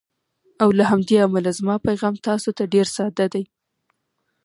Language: Pashto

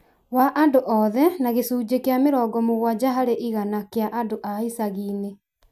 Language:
Kikuyu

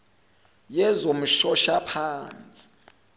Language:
Zulu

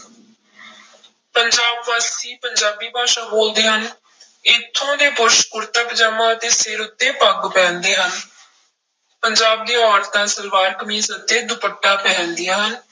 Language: Punjabi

